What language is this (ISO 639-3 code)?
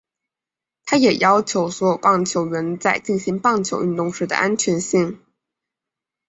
zho